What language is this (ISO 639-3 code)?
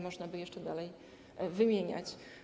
pol